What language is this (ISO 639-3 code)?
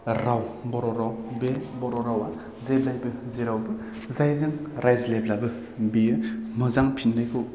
brx